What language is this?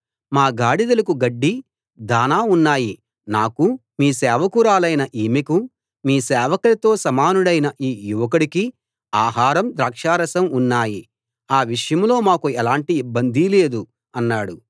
Telugu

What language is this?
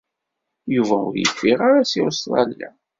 Kabyle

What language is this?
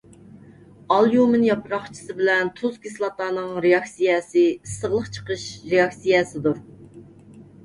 Uyghur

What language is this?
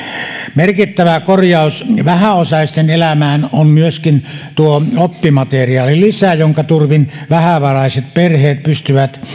Finnish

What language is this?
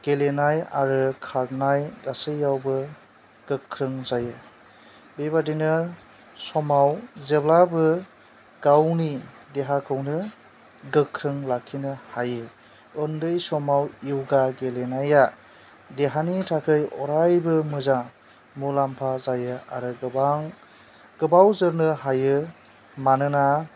Bodo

